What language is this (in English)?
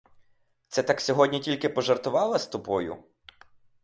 Ukrainian